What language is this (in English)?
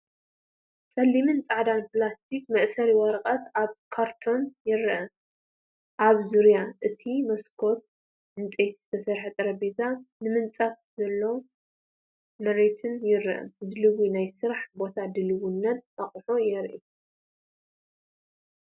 Tigrinya